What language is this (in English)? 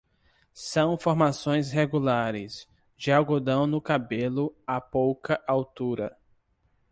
Portuguese